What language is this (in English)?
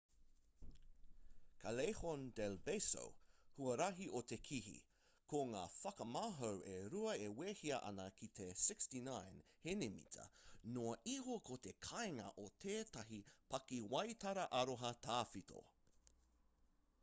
Māori